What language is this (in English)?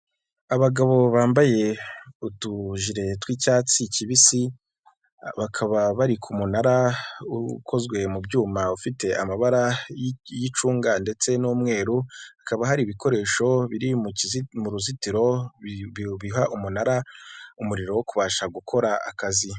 Kinyarwanda